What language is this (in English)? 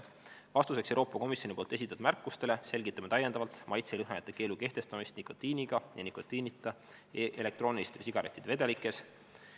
Estonian